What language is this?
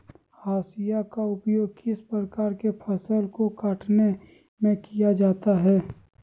Magahi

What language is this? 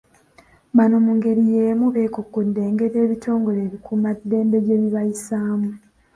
Ganda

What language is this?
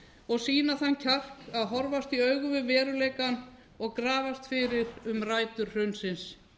Icelandic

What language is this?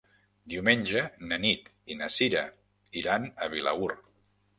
Catalan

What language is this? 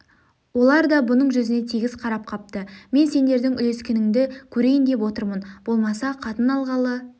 Kazakh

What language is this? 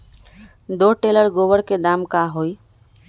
Magahi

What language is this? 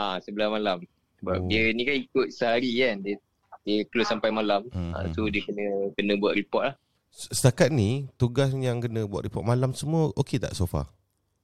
Malay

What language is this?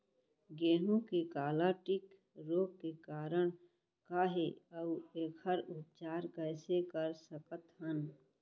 Chhattisgarhi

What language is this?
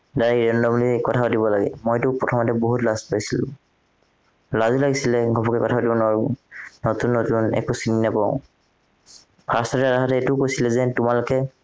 Assamese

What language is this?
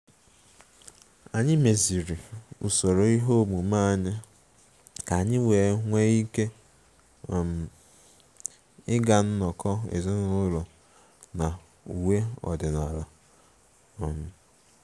Igbo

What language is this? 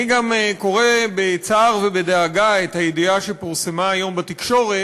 Hebrew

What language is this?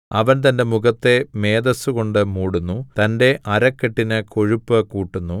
Malayalam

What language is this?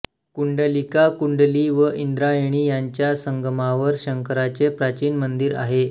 Marathi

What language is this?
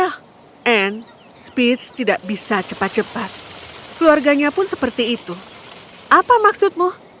Indonesian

